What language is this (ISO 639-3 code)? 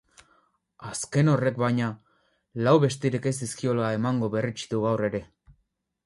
eus